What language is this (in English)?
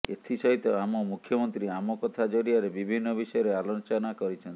Odia